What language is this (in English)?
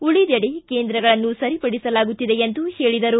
Kannada